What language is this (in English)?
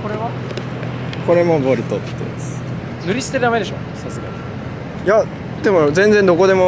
Japanese